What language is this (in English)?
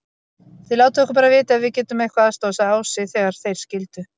Icelandic